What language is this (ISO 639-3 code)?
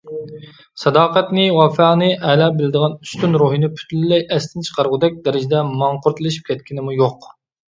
uig